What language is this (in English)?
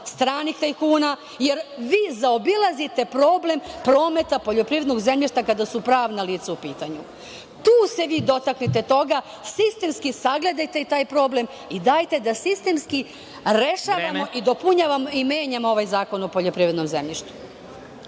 Serbian